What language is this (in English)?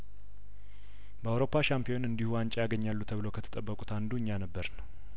Amharic